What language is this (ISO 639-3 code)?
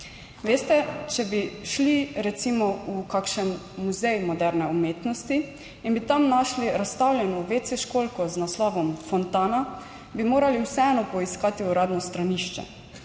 slv